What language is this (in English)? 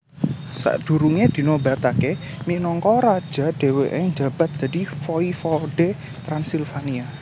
Javanese